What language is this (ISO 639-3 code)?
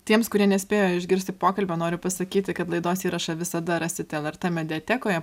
lit